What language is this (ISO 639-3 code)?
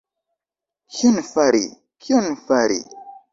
epo